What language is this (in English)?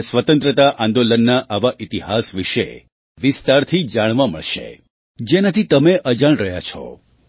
Gujarati